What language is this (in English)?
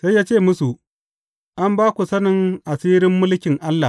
Hausa